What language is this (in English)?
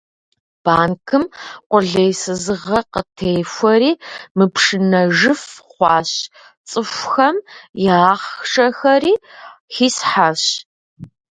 Kabardian